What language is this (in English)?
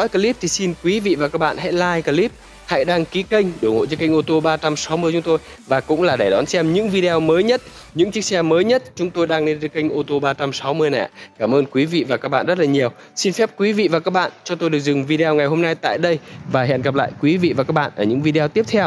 Vietnamese